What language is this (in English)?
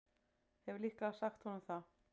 Icelandic